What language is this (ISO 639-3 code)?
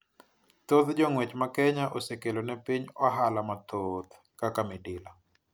luo